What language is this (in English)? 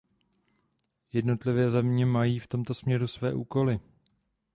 Czech